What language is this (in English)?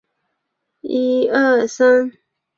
Chinese